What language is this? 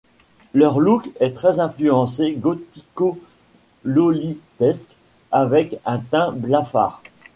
French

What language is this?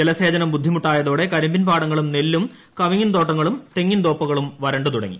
Malayalam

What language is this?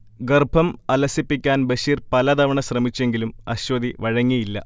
Malayalam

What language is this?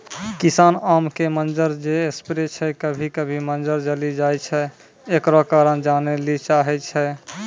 Maithili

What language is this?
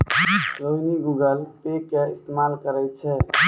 Maithili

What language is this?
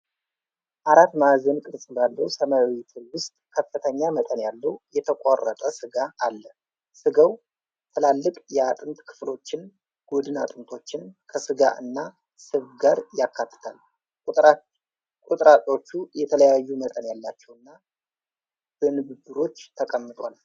Amharic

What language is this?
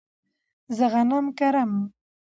Pashto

